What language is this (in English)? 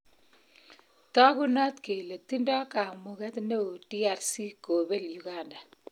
Kalenjin